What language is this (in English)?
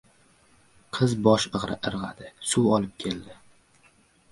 Uzbek